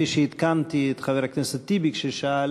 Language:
Hebrew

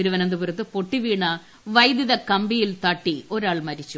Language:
Malayalam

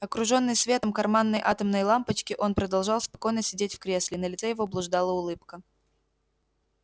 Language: Russian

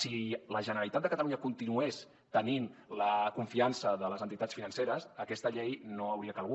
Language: Catalan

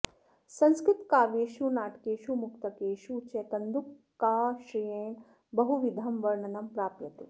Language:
Sanskrit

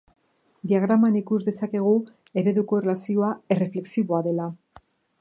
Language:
Basque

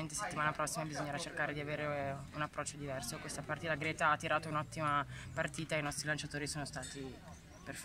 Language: Italian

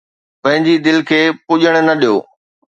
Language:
Sindhi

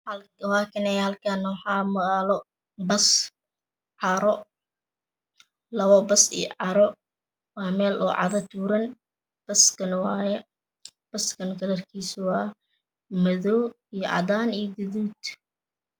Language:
Somali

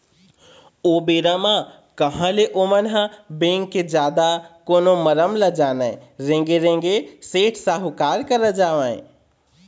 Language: Chhattisgarhi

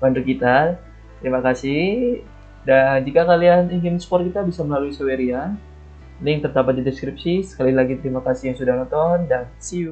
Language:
Indonesian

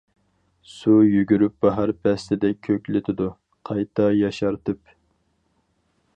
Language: Uyghur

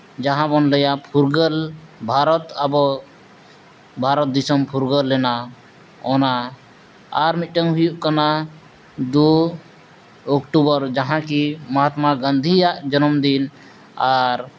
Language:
Santali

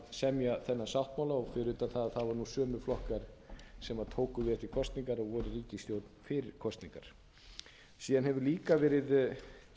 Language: Icelandic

